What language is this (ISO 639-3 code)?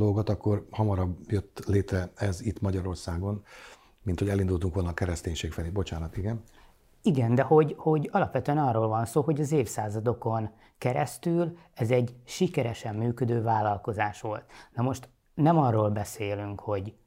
hun